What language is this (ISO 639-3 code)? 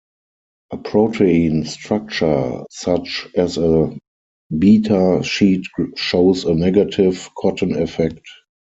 eng